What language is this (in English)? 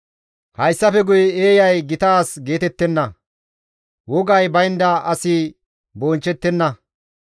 Gamo